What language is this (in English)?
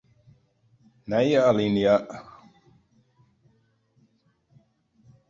Western Frisian